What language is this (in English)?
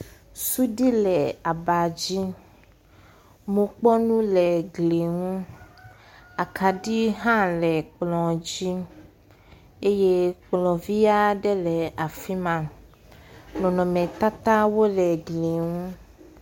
Ewe